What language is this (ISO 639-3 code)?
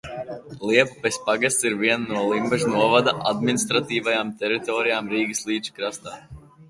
lav